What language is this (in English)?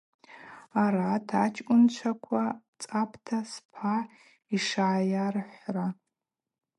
Abaza